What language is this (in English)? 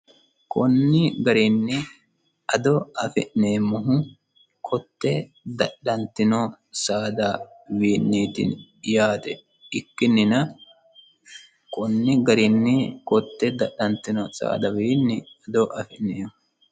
Sidamo